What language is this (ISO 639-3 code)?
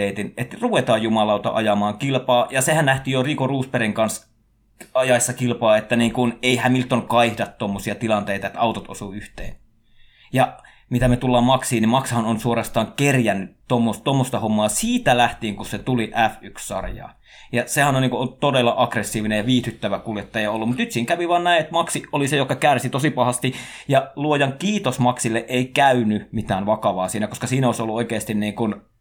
fin